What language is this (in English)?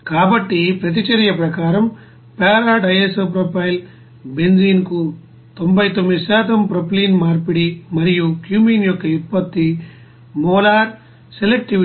Telugu